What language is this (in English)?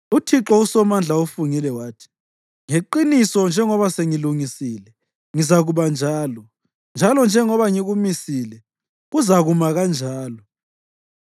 North Ndebele